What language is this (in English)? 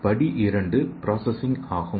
Tamil